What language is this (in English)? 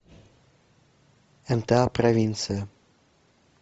Russian